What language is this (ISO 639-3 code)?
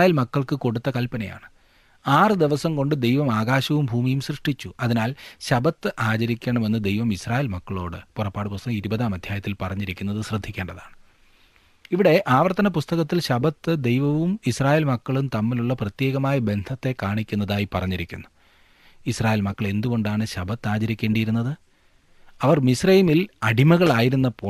mal